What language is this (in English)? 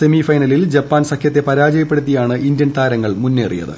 Malayalam